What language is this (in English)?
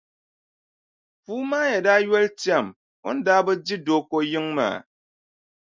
Dagbani